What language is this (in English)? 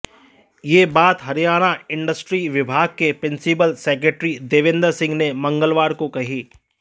Hindi